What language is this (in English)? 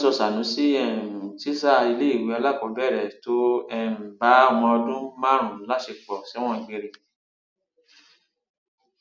Yoruba